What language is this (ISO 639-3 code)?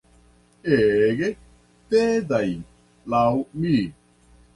epo